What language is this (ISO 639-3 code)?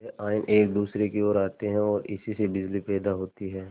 hin